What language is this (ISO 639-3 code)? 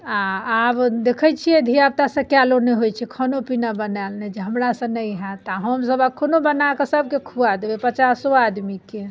mai